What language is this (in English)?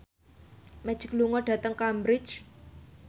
Javanese